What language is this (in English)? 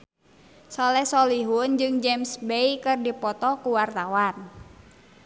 Sundanese